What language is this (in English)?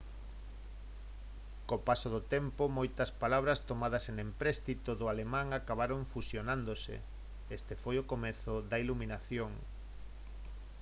Galician